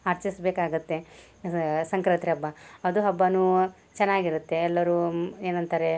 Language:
Kannada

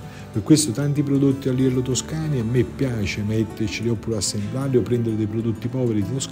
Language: Italian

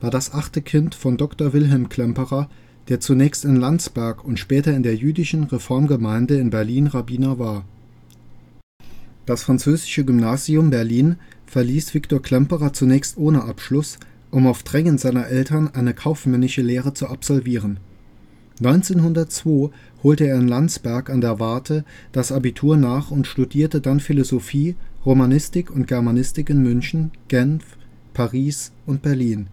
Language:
German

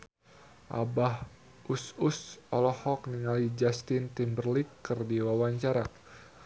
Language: Sundanese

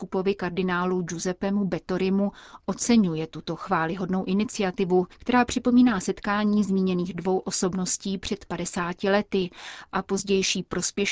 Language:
Czech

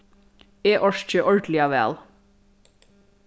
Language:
Faroese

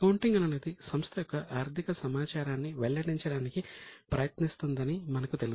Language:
Telugu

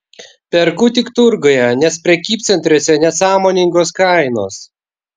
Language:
Lithuanian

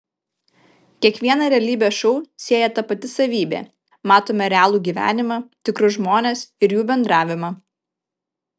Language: Lithuanian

